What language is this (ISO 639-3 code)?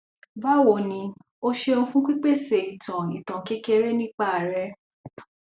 yor